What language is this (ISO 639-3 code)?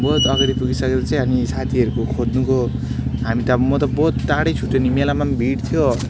nep